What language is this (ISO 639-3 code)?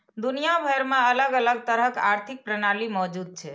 mai